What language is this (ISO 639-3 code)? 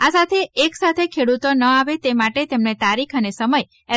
guj